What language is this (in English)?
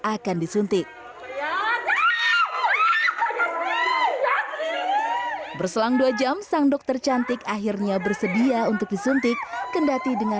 Indonesian